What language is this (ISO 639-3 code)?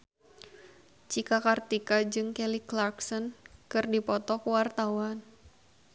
sun